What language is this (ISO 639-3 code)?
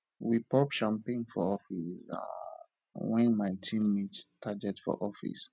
pcm